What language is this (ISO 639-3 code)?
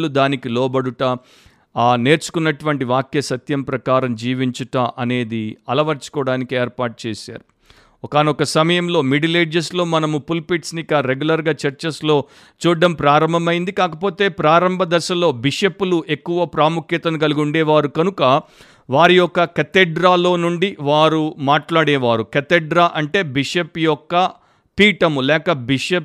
tel